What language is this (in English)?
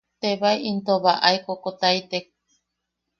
Yaqui